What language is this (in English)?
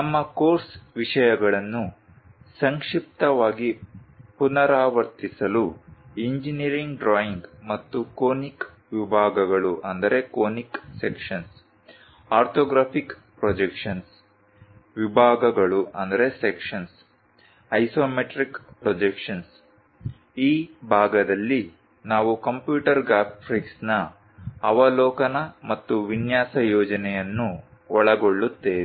Kannada